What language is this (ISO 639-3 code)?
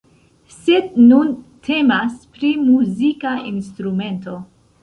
epo